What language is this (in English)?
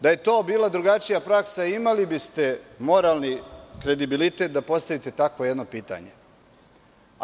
Serbian